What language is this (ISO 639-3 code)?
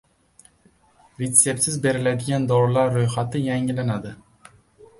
uzb